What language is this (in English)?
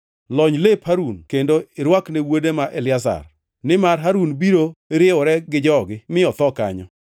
Luo (Kenya and Tanzania)